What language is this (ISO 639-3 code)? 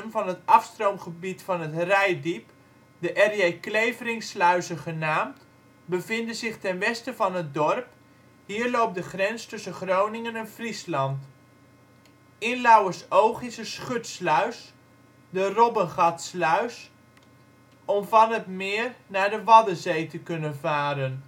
nld